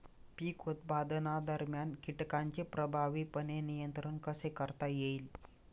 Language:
Marathi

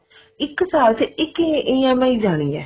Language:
Punjabi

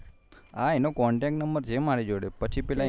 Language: Gujarati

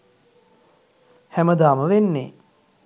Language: Sinhala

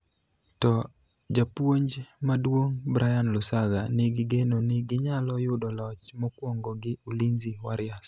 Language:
Luo (Kenya and Tanzania)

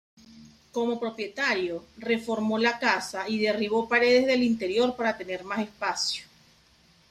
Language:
Spanish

